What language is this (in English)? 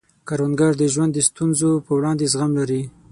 Pashto